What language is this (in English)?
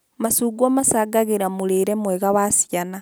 Kikuyu